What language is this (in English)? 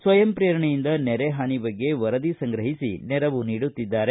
Kannada